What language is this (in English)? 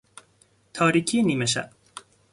Persian